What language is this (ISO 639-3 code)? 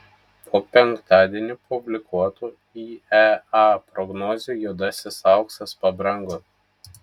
lit